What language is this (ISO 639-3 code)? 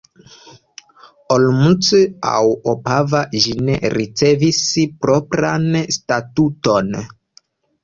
epo